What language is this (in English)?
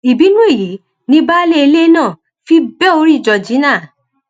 Yoruba